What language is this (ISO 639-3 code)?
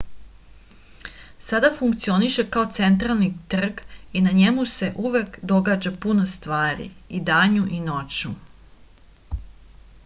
srp